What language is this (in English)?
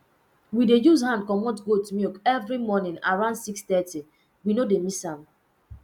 Nigerian Pidgin